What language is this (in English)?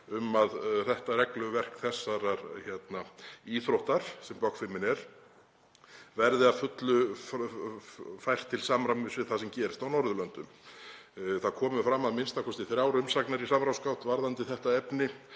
Icelandic